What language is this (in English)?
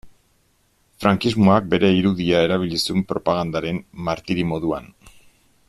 Basque